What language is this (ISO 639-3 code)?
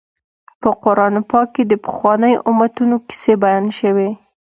pus